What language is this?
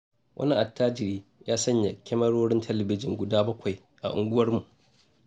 Hausa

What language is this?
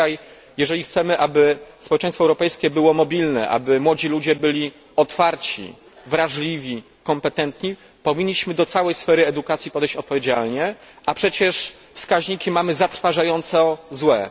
Polish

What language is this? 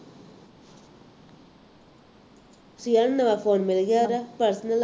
Punjabi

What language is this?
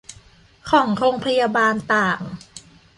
Thai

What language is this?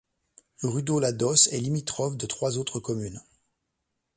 French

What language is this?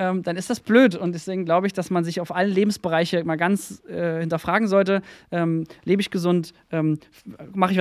German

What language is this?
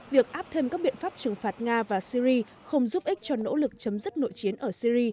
Vietnamese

